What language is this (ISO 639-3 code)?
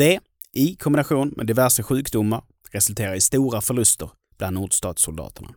swe